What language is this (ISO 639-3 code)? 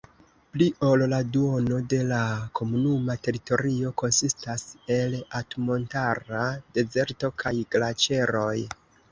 epo